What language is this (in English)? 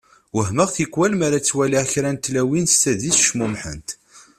Kabyle